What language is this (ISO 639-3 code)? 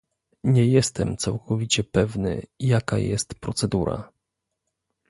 pol